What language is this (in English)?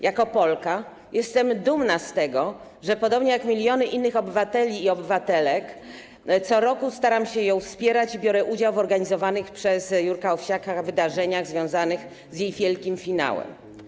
Polish